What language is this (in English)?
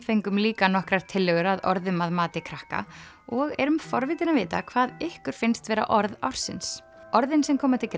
Icelandic